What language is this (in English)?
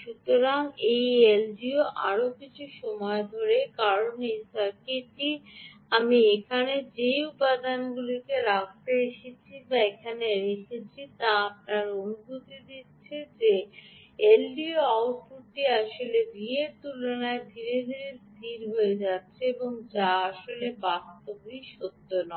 Bangla